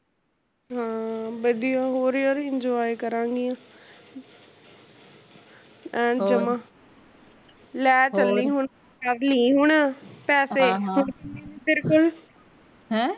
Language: Punjabi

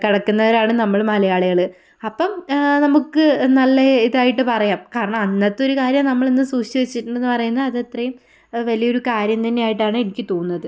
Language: Malayalam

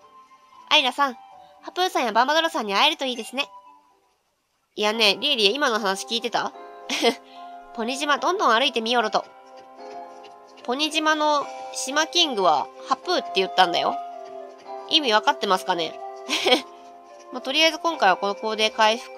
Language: Japanese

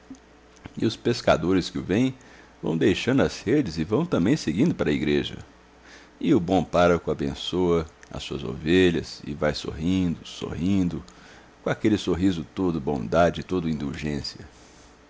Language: Portuguese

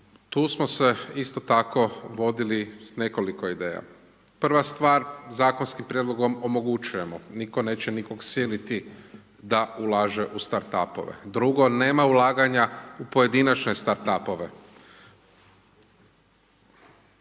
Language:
Croatian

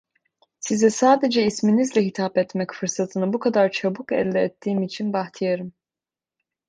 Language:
Turkish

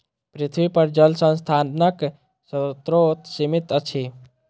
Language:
Maithili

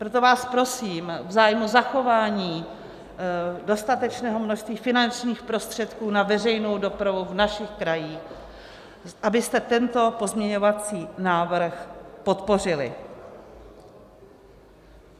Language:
Czech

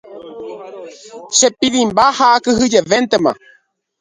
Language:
Guarani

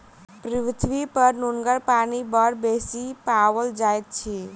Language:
Maithili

